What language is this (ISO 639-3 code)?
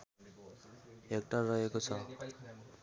nep